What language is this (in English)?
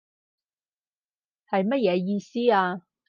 Cantonese